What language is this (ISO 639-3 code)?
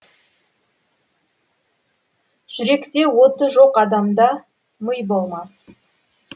kaz